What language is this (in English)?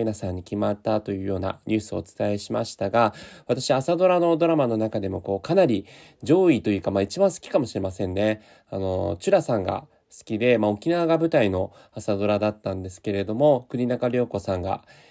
Japanese